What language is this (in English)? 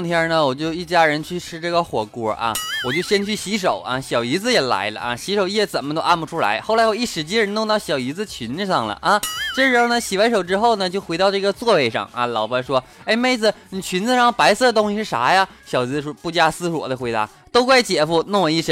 Chinese